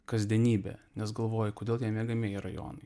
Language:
Lithuanian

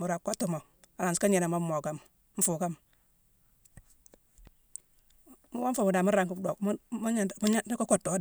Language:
Mansoanka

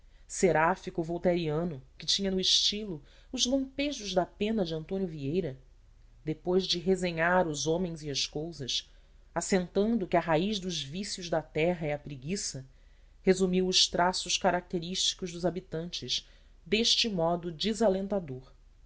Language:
Portuguese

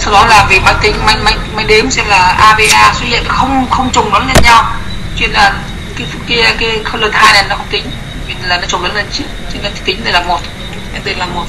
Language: Vietnamese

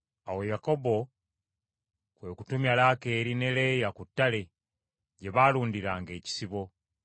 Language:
Ganda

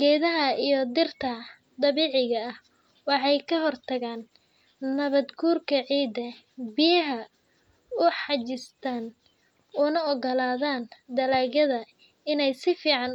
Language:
Somali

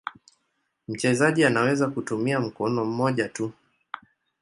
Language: Swahili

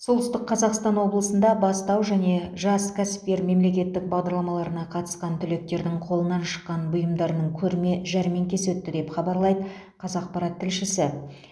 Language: Kazakh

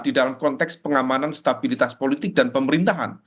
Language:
Indonesian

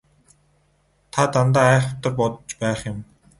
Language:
Mongolian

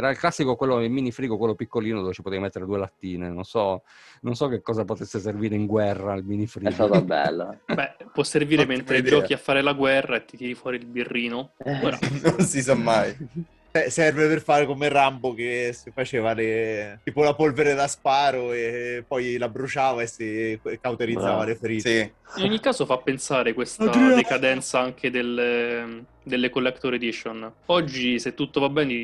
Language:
Italian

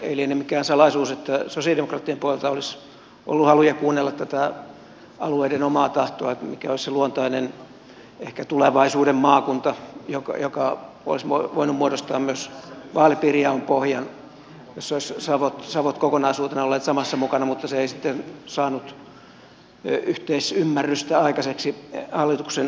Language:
Finnish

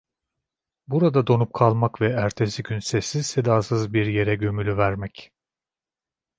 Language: Turkish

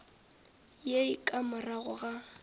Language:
Northern Sotho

